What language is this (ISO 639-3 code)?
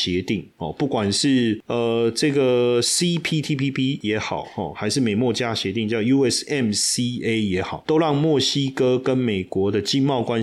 zho